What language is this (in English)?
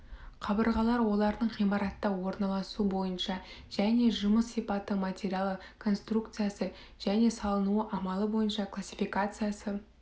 Kazakh